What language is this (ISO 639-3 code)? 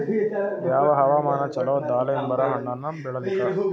kan